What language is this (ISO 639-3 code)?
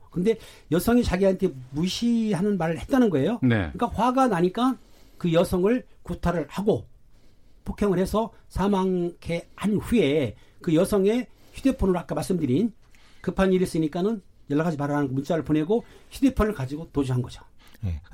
kor